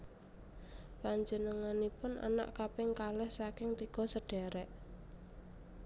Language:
Javanese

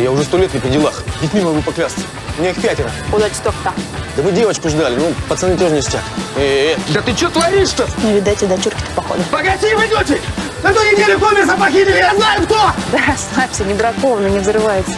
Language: Russian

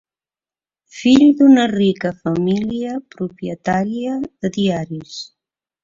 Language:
Catalan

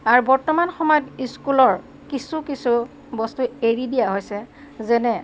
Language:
Assamese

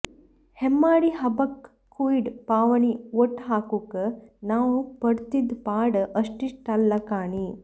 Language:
Kannada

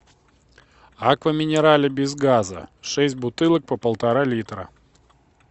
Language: Russian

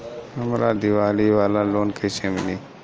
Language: Bhojpuri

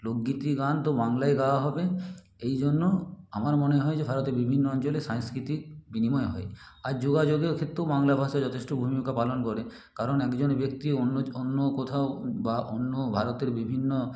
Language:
Bangla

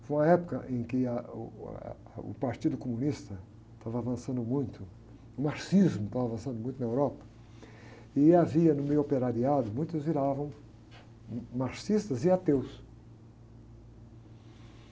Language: Portuguese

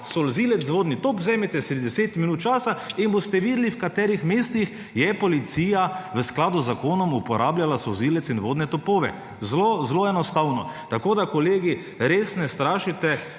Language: Slovenian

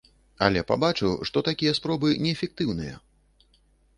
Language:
Belarusian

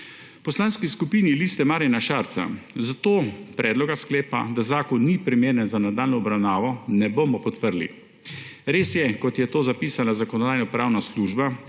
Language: Slovenian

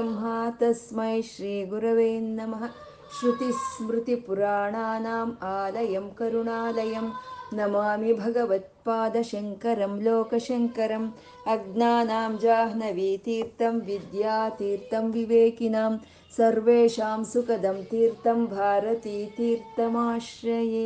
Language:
Kannada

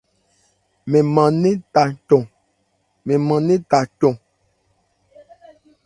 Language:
Ebrié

